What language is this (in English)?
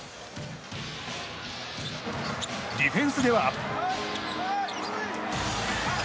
Japanese